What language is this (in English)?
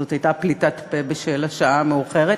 Hebrew